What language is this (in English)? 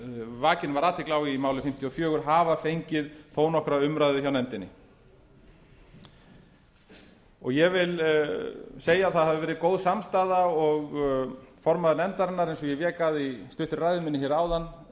Icelandic